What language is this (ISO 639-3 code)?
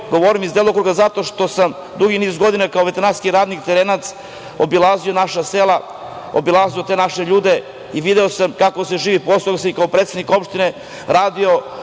srp